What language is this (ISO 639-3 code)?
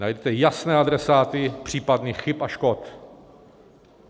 ces